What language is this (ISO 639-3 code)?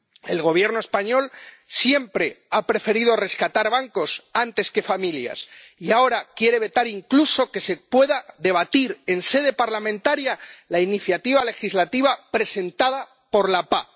spa